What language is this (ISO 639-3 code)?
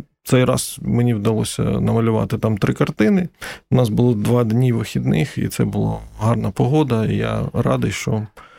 ukr